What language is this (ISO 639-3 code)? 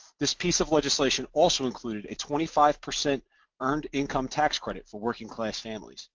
eng